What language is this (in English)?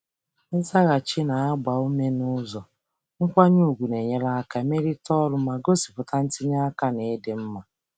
Igbo